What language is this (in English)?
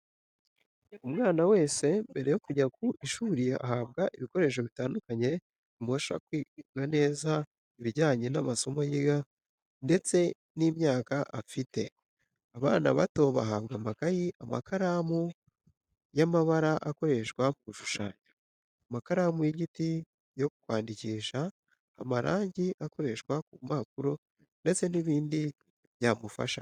Kinyarwanda